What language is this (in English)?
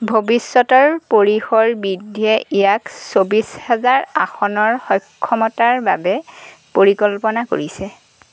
Assamese